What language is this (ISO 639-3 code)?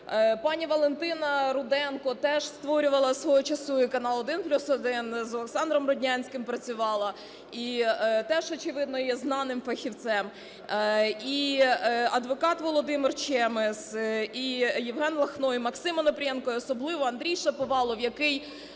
ukr